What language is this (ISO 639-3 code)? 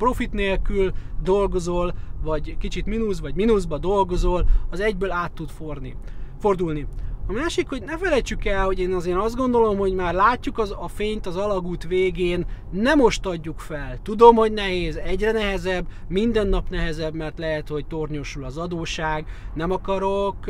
hun